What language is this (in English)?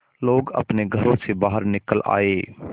Hindi